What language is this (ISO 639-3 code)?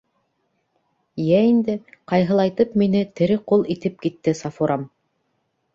bak